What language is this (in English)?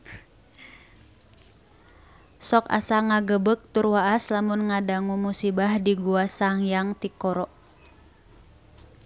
Sundanese